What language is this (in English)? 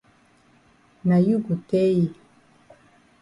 Cameroon Pidgin